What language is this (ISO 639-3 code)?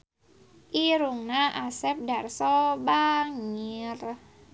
sun